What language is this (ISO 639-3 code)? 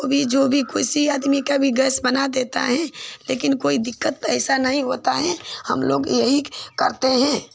hin